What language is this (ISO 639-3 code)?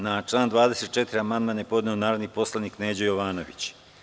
srp